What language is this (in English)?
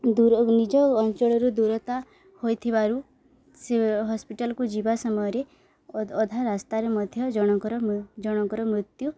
Odia